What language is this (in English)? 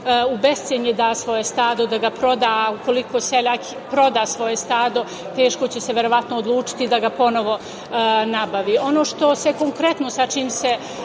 Serbian